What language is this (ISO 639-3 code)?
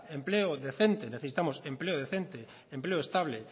spa